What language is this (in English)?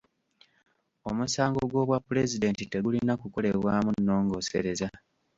Ganda